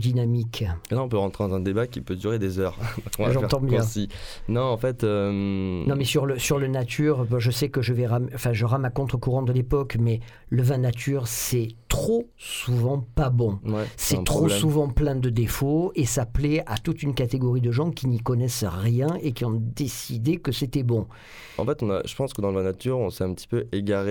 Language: French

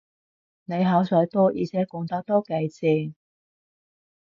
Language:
Cantonese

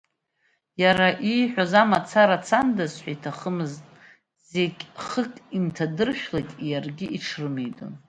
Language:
Abkhazian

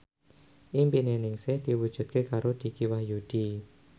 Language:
Javanese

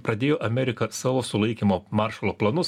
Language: Lithuanian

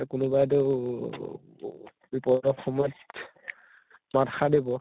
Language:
Assamese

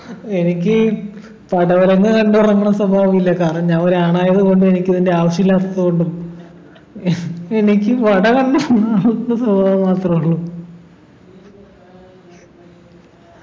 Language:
Malayalam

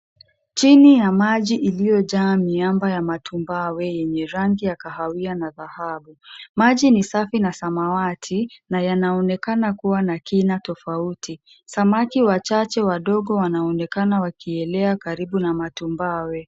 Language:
Swahili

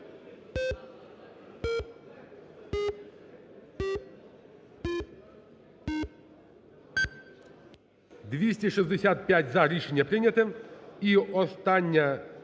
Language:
Ukrainian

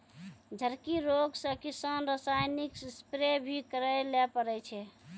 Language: Maithili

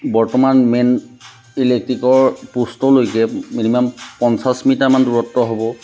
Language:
Assamese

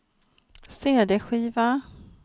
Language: Swedish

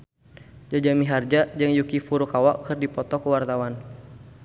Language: Sundanese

